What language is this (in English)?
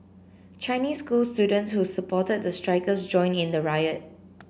English